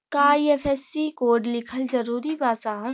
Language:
Bhojpuri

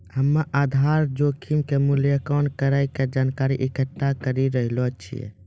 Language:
Maithili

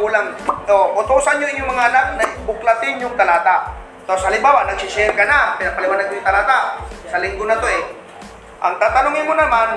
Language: Filipino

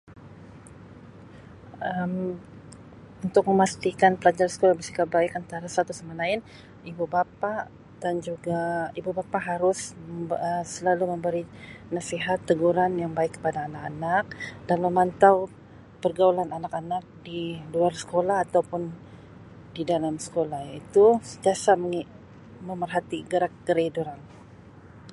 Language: Sabah Malay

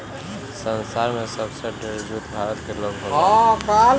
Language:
Bhojpuri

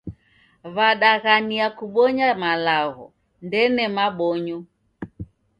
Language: Taita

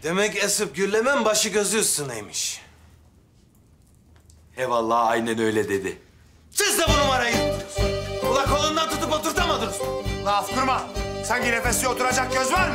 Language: Turkish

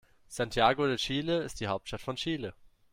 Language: German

